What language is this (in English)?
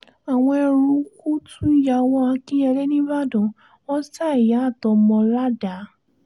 Yoruba